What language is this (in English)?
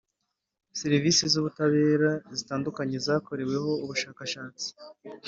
Kinyarwanda